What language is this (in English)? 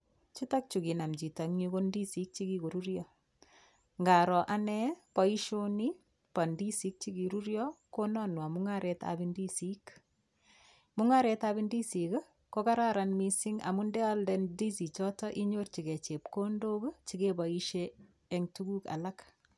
Kalenjin